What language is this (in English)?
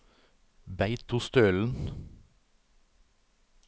Norwegian